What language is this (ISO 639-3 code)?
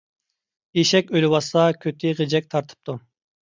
uig